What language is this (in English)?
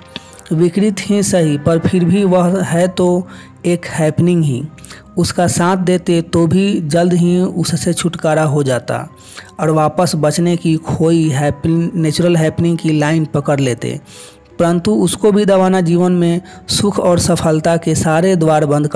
Hindi